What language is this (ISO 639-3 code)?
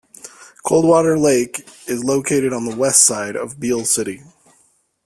eng